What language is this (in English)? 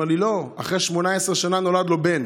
Hebrew